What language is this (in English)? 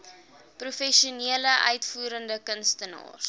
Afrikaans